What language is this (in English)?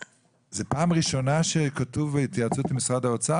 Hebrew